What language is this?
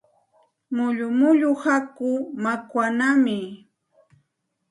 Santa Ana de Tusi Pasco Quechua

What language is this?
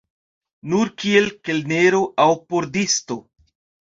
Esperanto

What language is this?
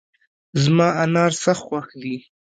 Pashto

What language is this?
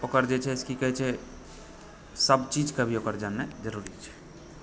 Maithili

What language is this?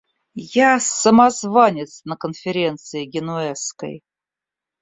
Russian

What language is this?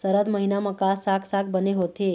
Chhattisgarhi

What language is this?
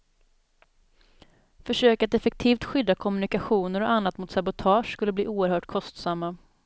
Swedish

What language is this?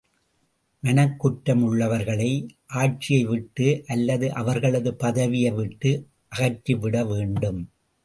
Tamil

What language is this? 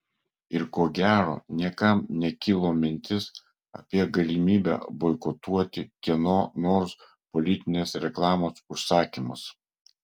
Lithuanian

